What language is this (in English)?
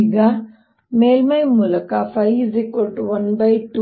Kannada